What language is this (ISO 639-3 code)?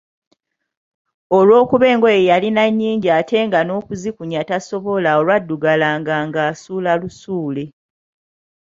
lug